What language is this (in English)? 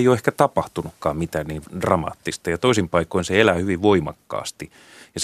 Finnish